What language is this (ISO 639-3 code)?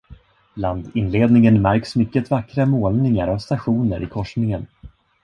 swe